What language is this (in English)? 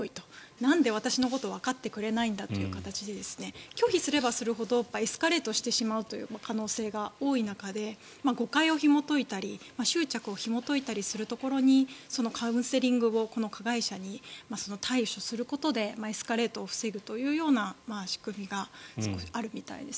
Japanese